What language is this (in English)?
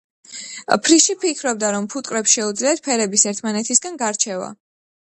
Georgian